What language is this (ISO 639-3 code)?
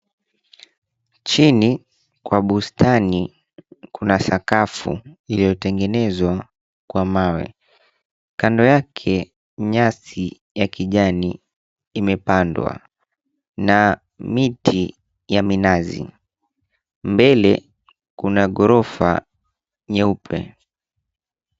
swa